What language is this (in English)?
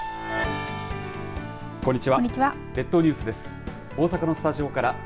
Japanese